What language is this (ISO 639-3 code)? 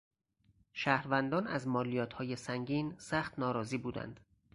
fas